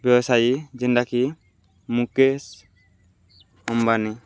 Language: Odia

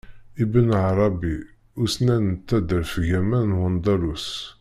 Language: Kabyle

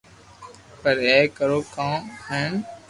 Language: Loarki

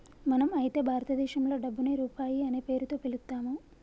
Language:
Telugu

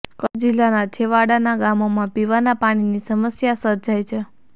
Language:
Gujarati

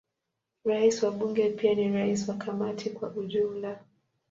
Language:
Swahili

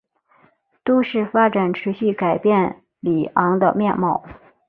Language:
Chinese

